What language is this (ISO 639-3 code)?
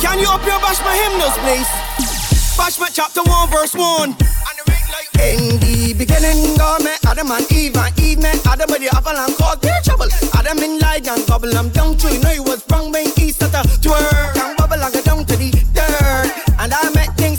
eng